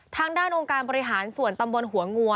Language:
Thai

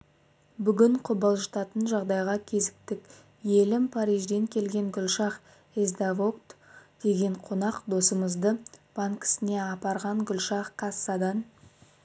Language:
Kazakh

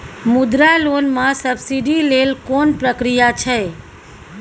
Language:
Maithili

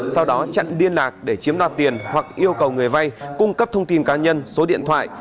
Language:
Vietnamese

